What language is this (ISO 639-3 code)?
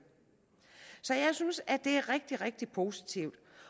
dan